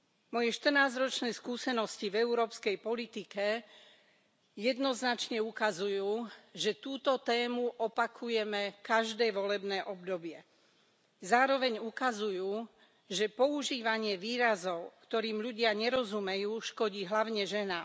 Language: Slovak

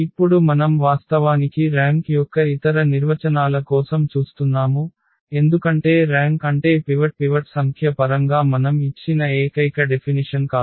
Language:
Telugu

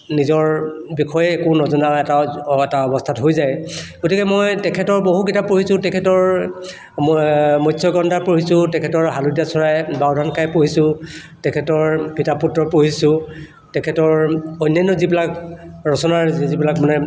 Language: Assamese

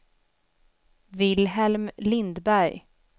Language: Swedish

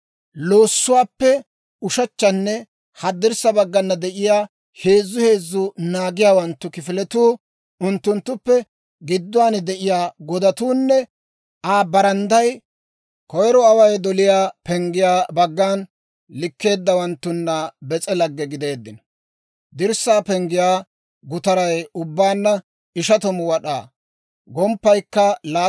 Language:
Dawro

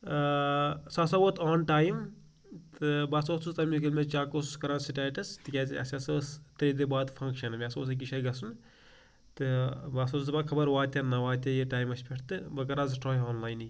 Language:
Kashmiri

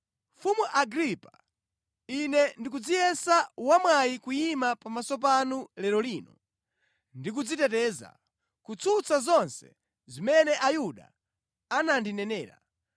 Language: Nyanja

